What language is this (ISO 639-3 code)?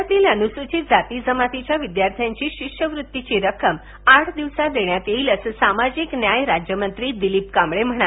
mar